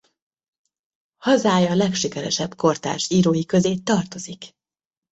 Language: Hungarian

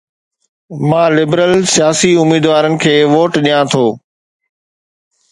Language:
Sindhi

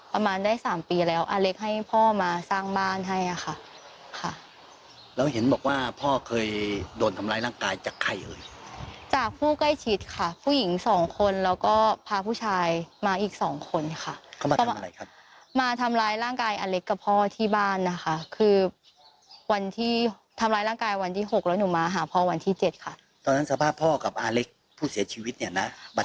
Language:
Thai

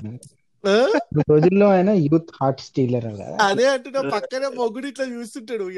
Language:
Telugu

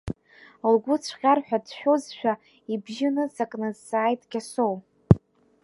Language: Abkhazian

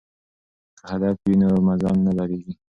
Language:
Pashto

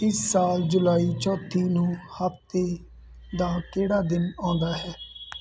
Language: Punjabi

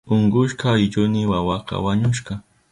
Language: Southern Pastaza Quechua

